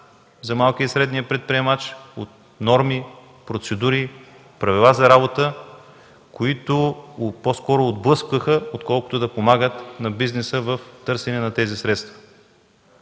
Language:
Bulgarian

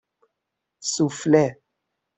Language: Persian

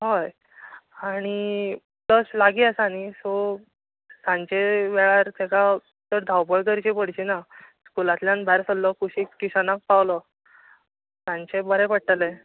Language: Konkani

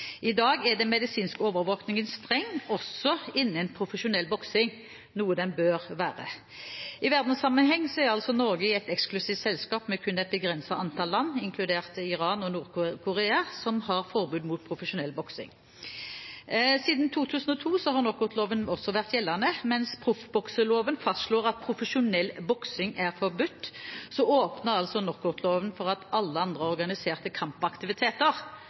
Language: Norwegian Bokmål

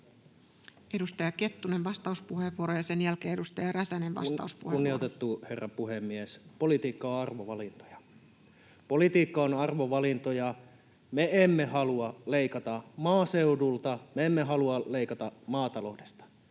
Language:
Finnish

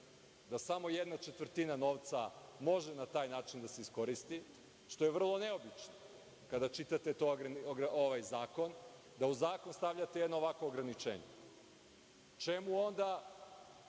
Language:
Serbian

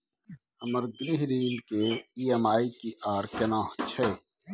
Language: Maithili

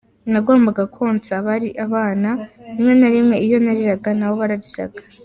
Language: Kinyarwanda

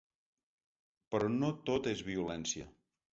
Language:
Catalan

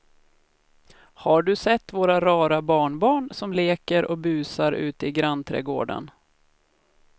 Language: Swedish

